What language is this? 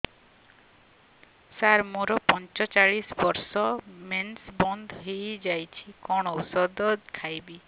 Odia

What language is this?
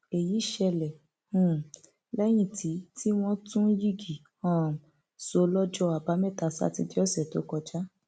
Yoruba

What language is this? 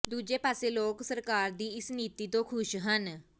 Punjabi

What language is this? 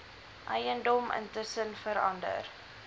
Afrikaans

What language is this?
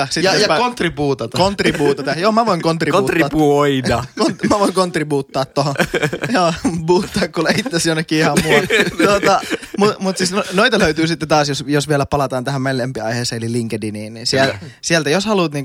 Finnish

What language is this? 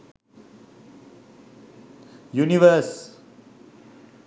Sinhala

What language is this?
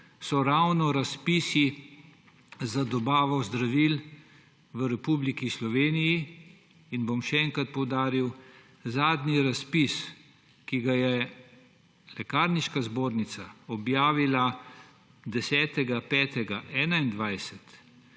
Slovenian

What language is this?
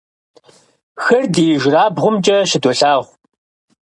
Kabardian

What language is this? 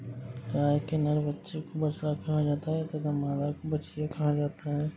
Hindi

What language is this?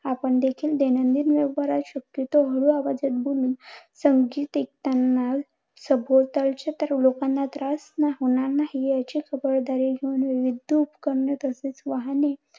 Marathi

